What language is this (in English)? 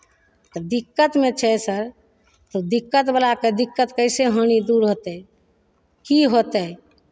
Maithili